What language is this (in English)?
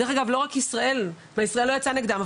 Hebrew